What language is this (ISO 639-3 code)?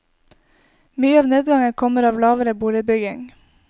nor